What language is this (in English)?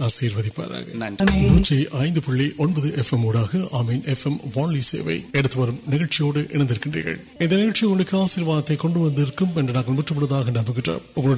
Urdu